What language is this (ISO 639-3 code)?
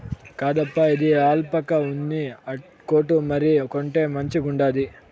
tel